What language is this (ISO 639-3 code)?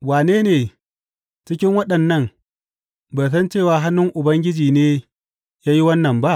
hau